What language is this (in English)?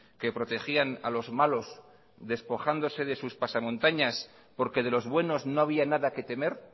Spanish